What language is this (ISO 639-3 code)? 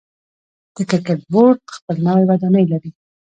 pus